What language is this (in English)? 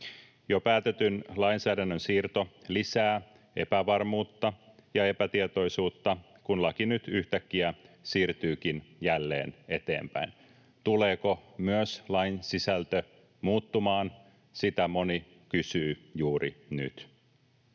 Finnish